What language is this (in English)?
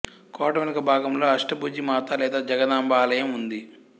Telugu